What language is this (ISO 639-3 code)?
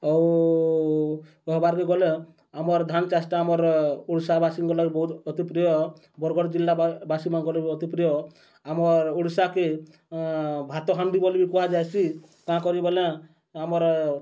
ori